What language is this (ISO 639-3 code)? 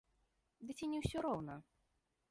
bel